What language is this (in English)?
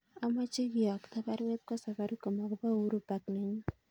Kalenjin